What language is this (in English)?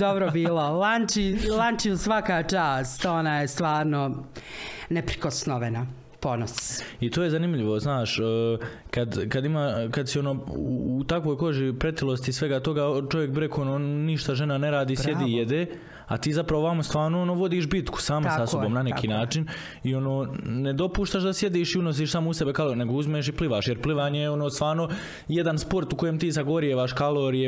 Croatian